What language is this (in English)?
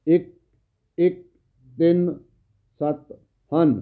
Punjabi